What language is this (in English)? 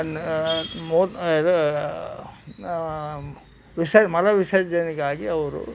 Kannada